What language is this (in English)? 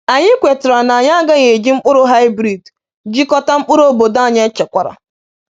Igbo